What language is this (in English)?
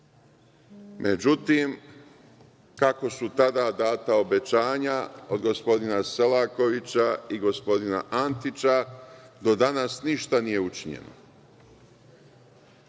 Serbian